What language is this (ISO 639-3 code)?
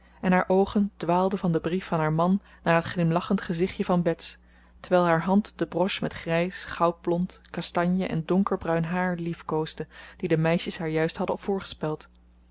nld